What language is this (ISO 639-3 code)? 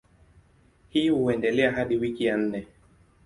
swa